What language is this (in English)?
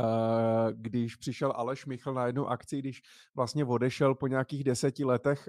Czech